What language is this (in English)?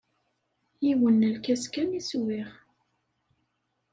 Kabyle